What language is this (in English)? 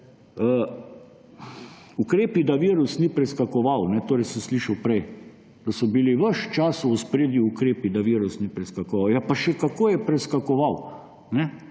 Slovenian